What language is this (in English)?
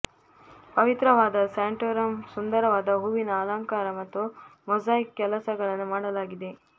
Kannada